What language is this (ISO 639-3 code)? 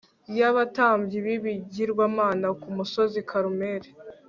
kin